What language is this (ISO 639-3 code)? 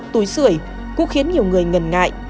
vie